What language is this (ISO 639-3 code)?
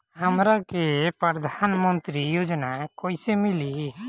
bho